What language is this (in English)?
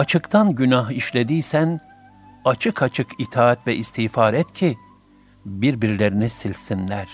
Turkish